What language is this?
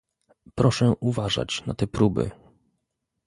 Polish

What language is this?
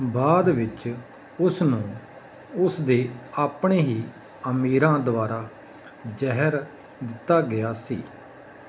Punjabi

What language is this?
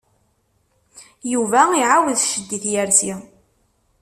Kabyle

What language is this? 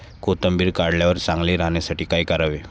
Marathi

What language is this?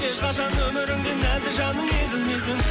Kazakh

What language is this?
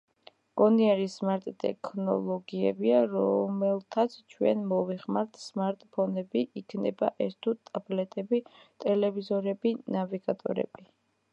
Georgian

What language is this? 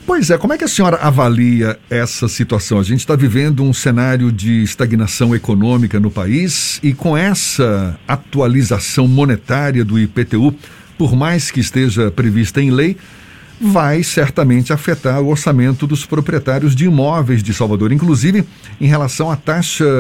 Portuguese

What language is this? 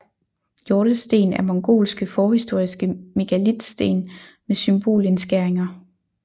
Danish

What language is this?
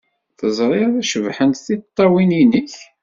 Kabyle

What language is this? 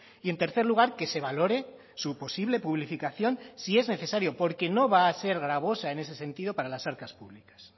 Spanish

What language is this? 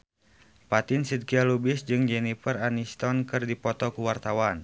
Sundanese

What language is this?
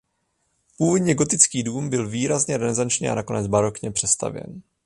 Czech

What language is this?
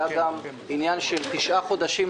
Hebrew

